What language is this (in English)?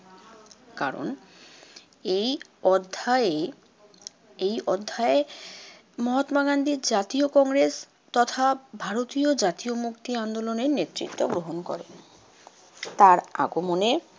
Bangla